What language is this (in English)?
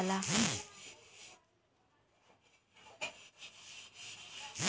Bhojpuri